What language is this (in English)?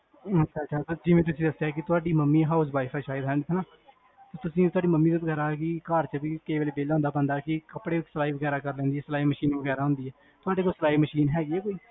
Punjabi